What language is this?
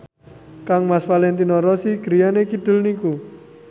Javanese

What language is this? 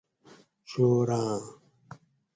Gawri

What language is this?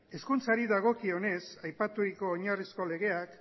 Basque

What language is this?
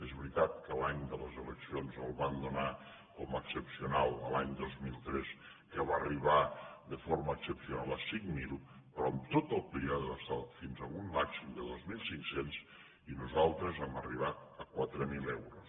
Catalan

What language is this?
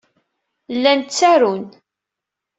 Kabyle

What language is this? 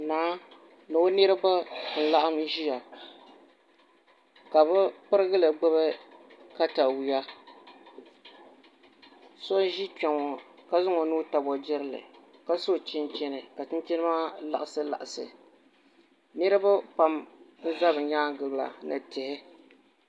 Dagbani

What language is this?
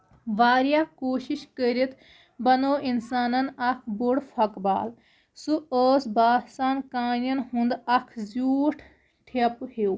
Kashmiri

